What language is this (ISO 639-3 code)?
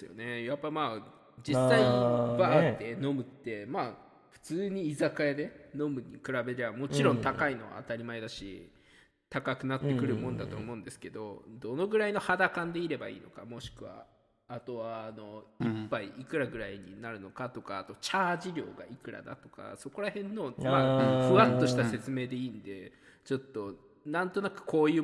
jpn